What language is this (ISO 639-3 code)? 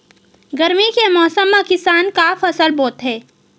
hne